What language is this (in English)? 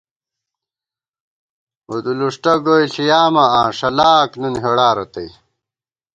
Gawar-Bati